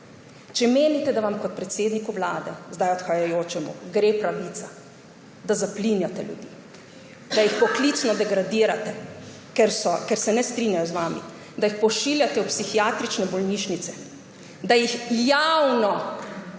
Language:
Slovenian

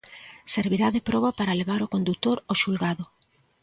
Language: Galician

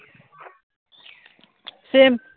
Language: Assamese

